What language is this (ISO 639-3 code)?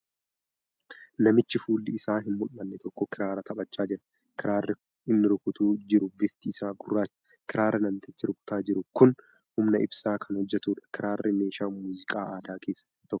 orm